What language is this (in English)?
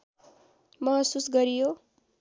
Nepali